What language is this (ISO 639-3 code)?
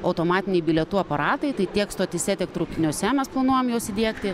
lit